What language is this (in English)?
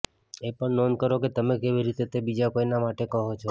Gujarati